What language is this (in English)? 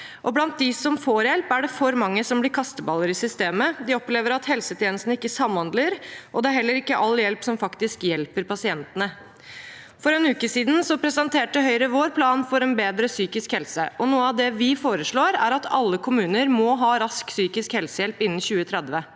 Norwegian